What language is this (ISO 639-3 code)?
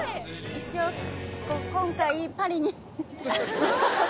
jpn